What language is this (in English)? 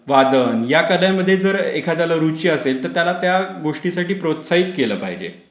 Marathi